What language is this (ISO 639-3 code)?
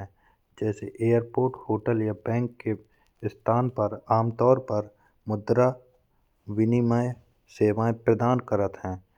bns